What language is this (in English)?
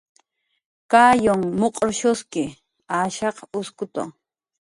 Jaqaru